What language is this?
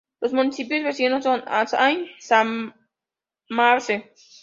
Spanish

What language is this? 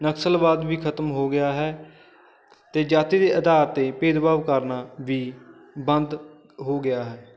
Punjabi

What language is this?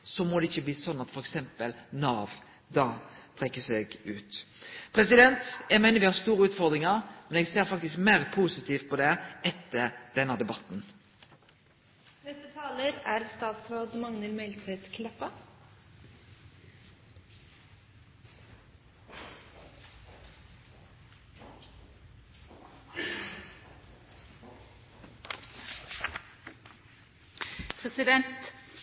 Norwegian Nynorsk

